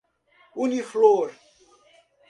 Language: Portuguese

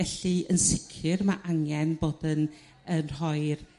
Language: Welsh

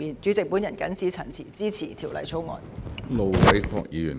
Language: Cantonese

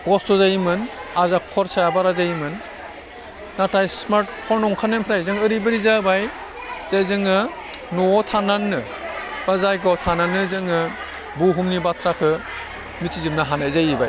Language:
Bodo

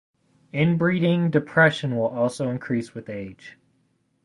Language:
English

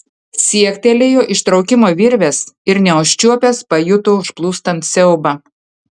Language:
Lithuanian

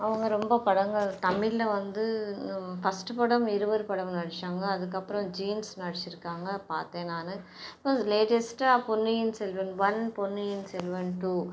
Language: Tamil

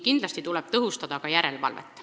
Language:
Estonian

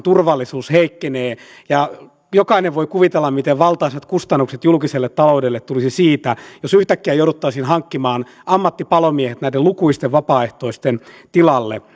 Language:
Finnish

